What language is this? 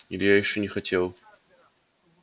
Russian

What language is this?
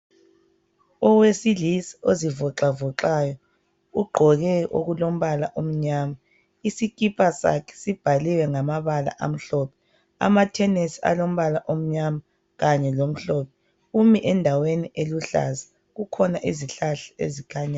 North Ndebele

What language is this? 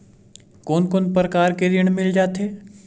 Chhattisgarhi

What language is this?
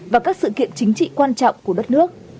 Vietnamese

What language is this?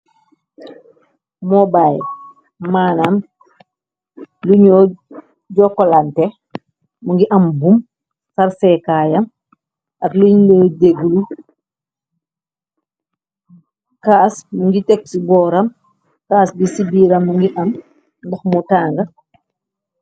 Wolof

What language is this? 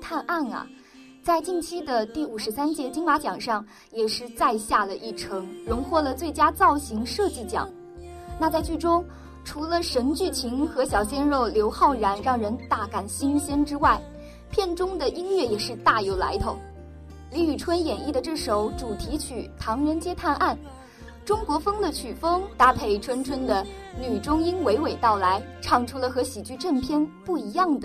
Chinese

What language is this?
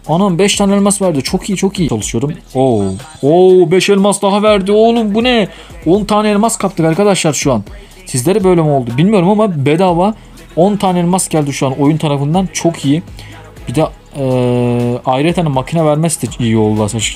Turkish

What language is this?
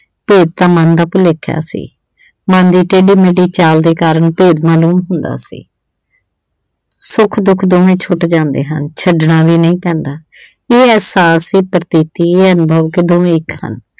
Punjabi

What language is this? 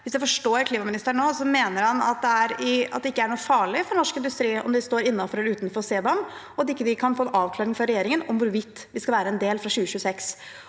Norwegian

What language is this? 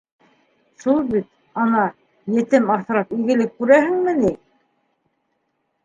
Bashkir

